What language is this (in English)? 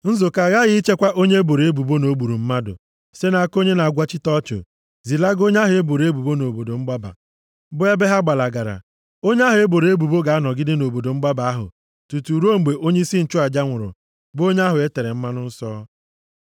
Igbo